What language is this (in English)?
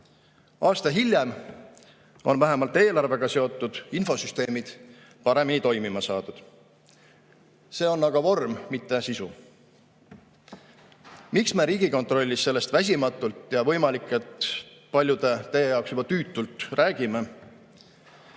Estonian